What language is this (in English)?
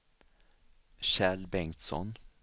Swedish